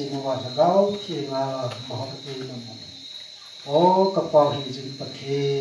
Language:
Thai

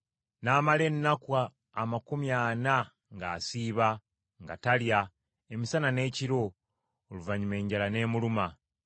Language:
Ganda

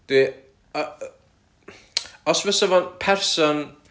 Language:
Welsh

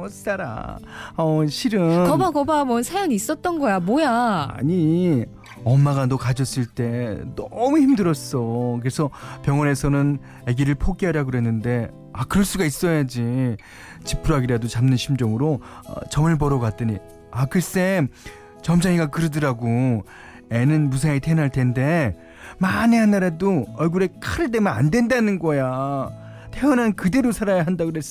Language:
Korean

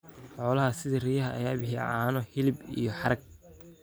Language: Somali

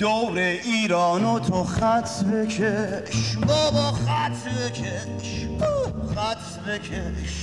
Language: Persian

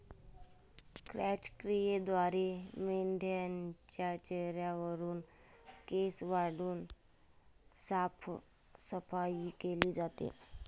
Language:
Marathi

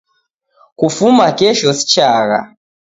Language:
Taita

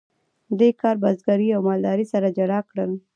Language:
Pashto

